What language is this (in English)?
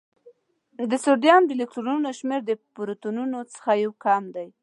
Pashto